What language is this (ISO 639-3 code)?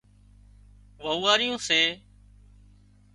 kxp